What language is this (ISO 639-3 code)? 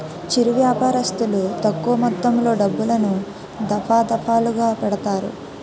tel